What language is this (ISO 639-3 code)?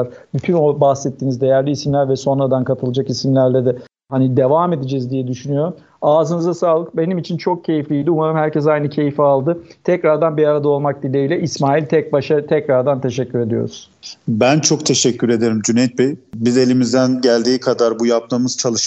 tur